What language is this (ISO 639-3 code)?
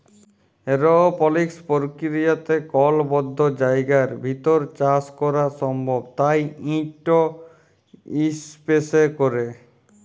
ben